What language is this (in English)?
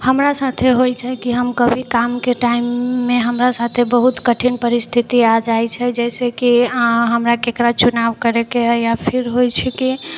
Maithili